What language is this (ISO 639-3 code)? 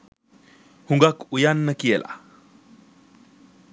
sin